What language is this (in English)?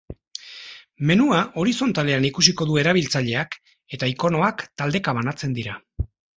Basque